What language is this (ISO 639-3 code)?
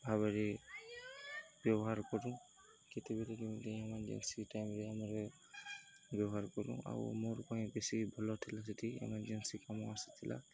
ori